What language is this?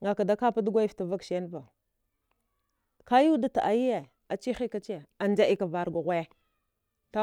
Dghwede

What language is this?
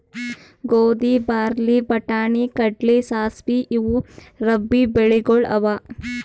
Kannada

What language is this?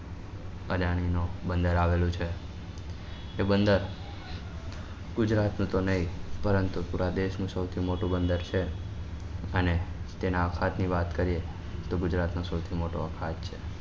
Gujarati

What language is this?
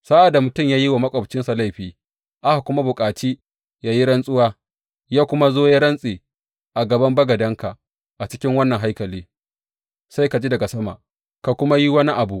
Hausa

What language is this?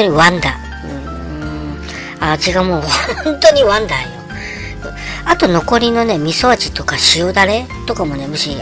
Japanese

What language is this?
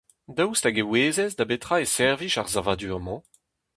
Breton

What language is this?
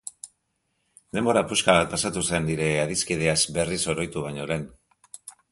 Basque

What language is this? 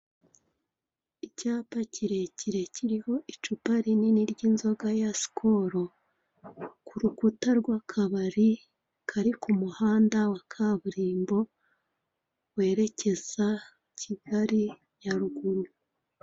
Kinyarwanda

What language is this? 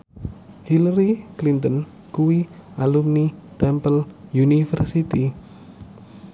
Javanese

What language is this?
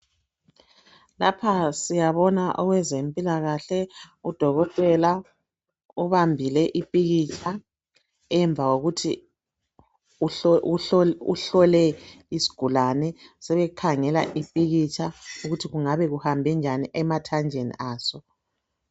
North Ndebele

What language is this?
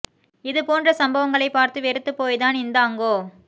Tamil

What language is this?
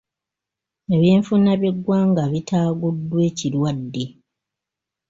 Ganda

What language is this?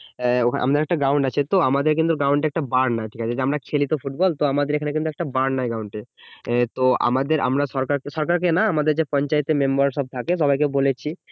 Bangla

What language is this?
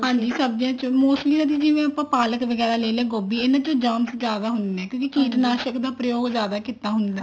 Punjabi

